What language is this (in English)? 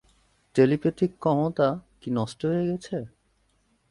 Bangla